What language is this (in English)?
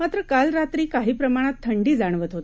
Marathi